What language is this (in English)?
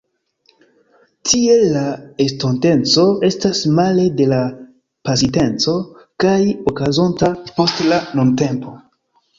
Esperanto